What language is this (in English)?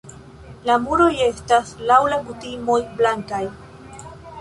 Esperanto